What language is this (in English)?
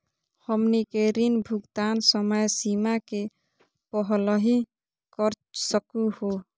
Magahi